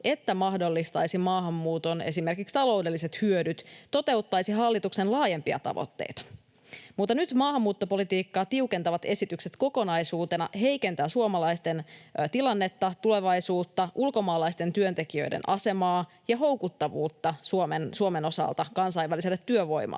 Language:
Finnish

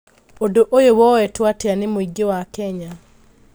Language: Kikuyu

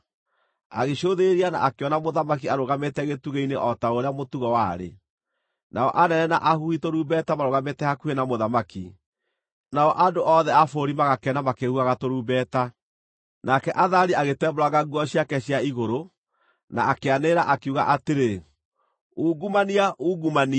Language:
Kikuyu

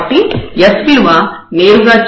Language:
Telugu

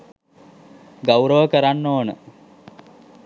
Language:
Sinhala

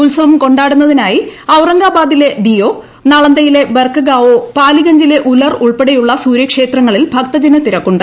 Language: Malayalam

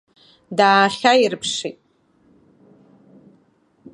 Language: Abkhazian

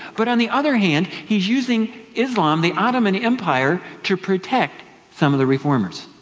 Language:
English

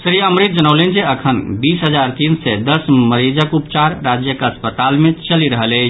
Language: Maithili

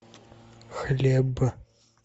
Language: Russian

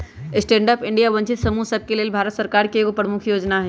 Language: Magahi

